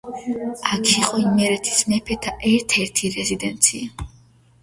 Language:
Georgian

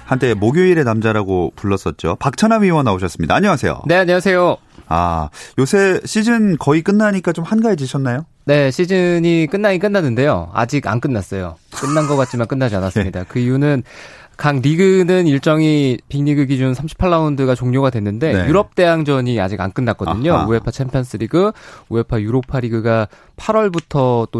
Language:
Korean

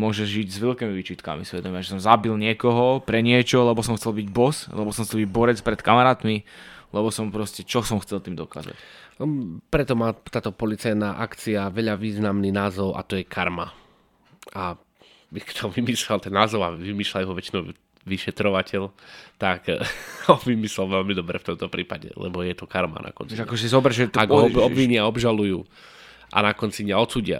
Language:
Slovak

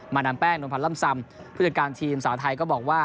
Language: Thai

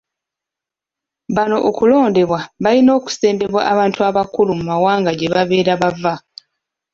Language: Ganda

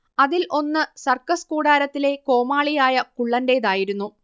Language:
Malayalam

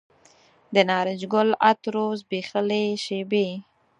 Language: Pashto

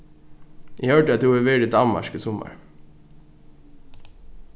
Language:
Faroese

